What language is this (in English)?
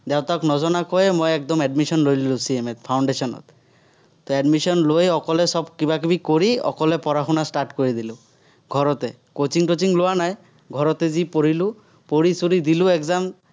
Assamese